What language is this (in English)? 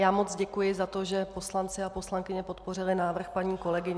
Czech